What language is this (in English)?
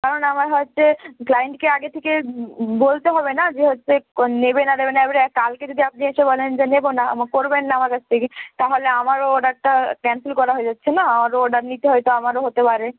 Bangla